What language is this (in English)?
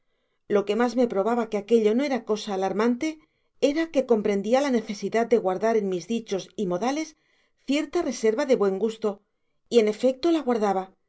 Spanish